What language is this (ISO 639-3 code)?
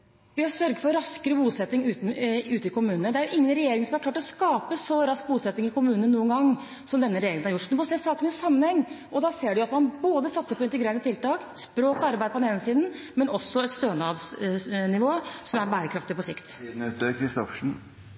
nob